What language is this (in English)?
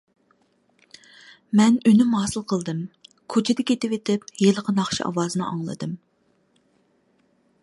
Uyghur